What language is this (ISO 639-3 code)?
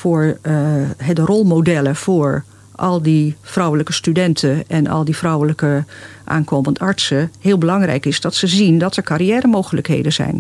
nld